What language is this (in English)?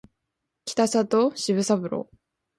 Japanese